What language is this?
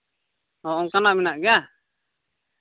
Santali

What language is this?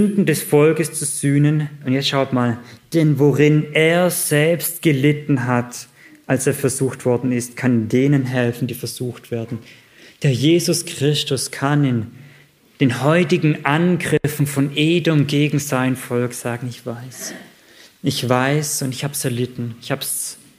German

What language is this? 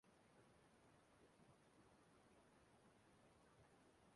Igbo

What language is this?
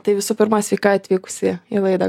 Lithuanian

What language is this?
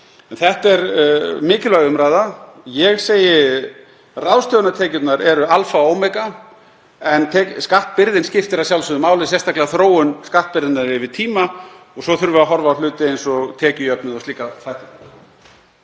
Icelandic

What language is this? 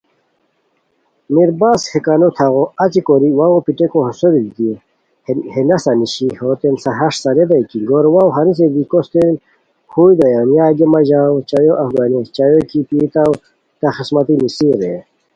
Khowar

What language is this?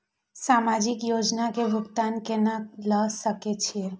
Maithili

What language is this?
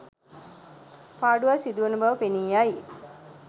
Sinhala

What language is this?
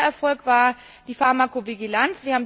German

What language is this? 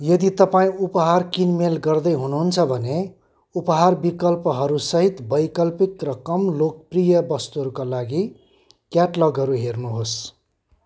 Nepali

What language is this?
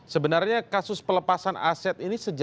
Indonesian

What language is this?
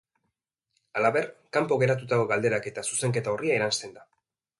Basque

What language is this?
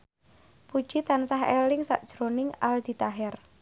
Javanese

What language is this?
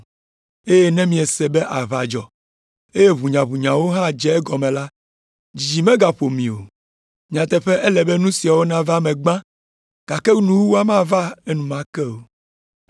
Ewe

